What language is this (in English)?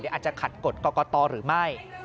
Thai